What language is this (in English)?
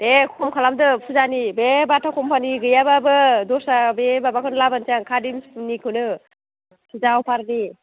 Bodo